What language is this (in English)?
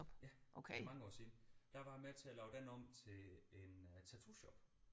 Danish